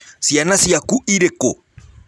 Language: Kikuyu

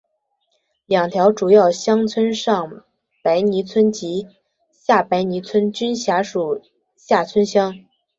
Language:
Chinese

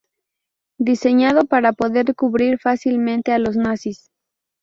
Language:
Spanish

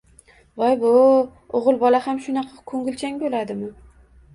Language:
Uzbek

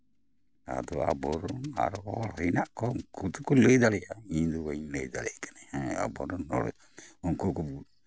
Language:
Santali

